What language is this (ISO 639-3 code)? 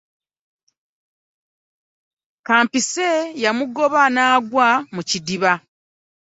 lug